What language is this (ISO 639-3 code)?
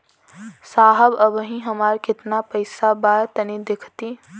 bho